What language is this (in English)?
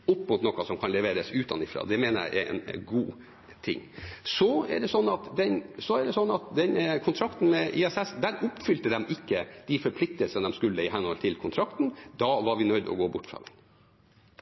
Norwegian